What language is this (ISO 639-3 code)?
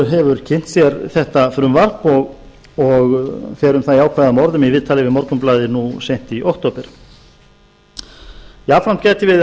isl